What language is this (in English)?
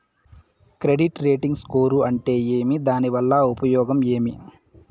Telugu